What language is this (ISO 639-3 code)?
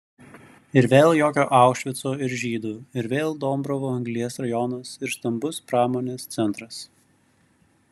lit